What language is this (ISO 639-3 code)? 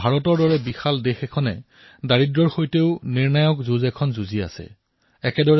asm